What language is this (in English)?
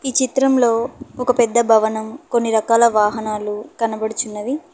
Telugu